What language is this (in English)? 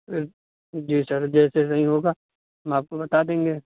Urdu